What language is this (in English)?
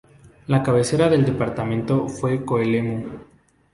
Spanish